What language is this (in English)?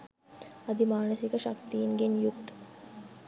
Sinhala